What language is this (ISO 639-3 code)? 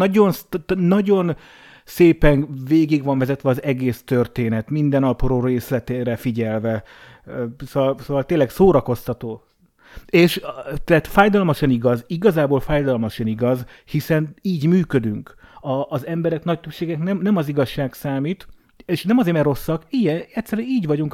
hun